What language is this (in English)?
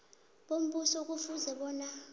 South Ndebele